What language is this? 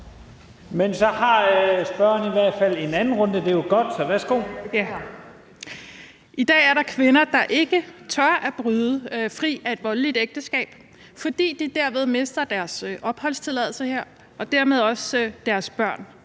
Danish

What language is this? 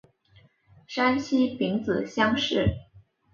Chinese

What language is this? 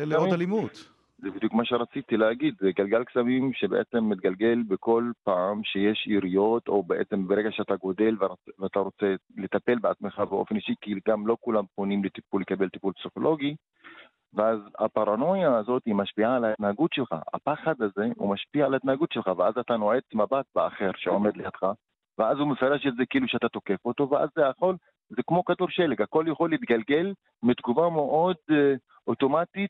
Hebrew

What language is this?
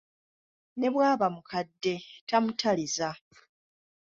Ganda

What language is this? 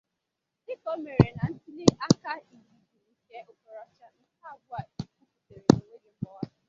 Igbo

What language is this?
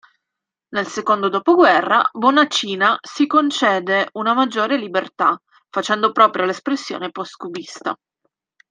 Italian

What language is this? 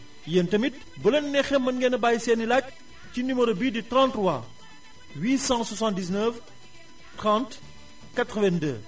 Wolof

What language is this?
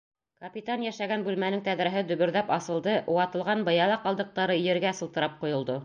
Bashkir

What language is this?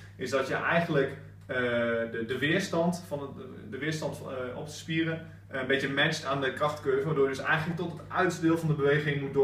Dutch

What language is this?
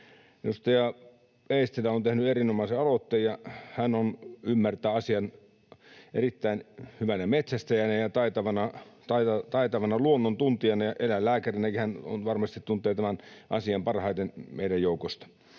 Finnish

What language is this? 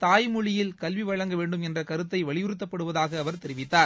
Tamil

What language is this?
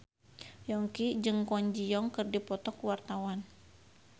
Sundanese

